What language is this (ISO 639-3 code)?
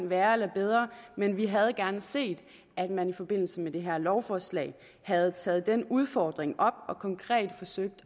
dan